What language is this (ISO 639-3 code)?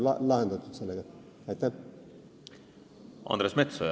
est